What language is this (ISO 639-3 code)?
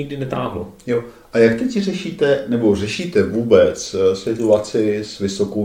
ces